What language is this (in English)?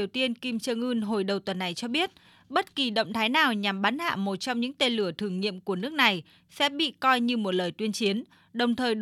Vietnamese